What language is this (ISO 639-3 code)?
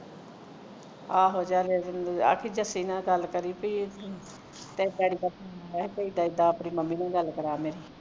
pan